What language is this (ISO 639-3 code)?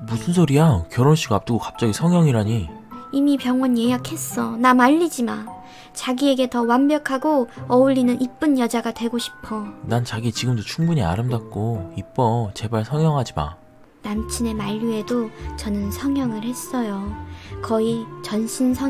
kor